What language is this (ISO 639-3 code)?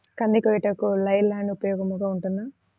tel